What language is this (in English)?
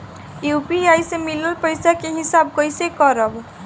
Bhojpuri